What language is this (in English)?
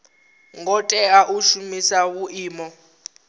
Venda